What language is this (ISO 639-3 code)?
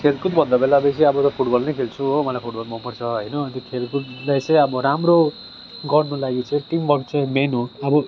nep